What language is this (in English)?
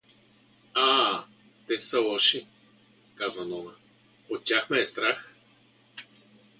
Bulgarian